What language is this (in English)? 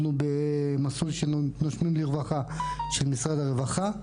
Hebrew